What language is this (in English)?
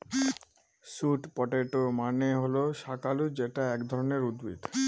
Bangla